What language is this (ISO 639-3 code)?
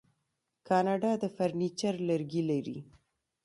pus